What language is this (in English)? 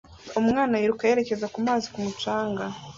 Kinyarwanda